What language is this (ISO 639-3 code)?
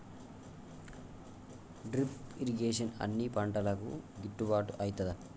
tel